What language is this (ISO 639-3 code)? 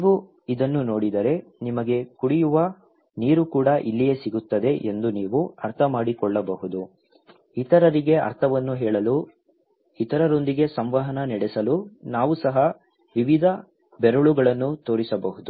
kan